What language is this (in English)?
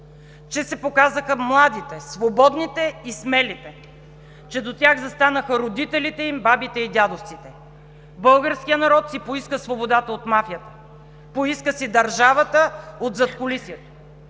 Bulgarian